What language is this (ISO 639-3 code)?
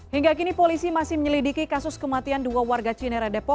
ind